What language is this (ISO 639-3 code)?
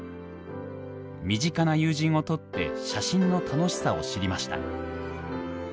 jpn